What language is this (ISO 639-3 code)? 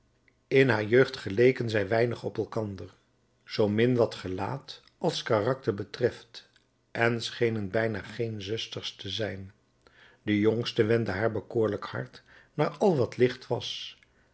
nld